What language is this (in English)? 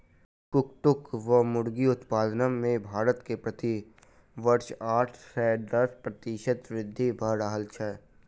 Maithili